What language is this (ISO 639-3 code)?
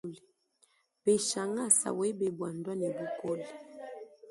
lua